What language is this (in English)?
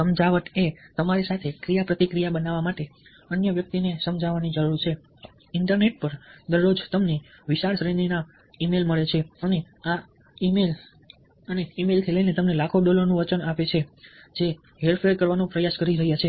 Gujarati